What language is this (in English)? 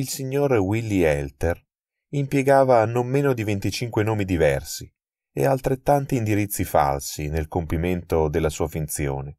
Italian